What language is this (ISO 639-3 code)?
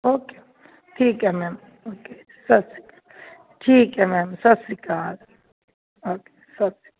pan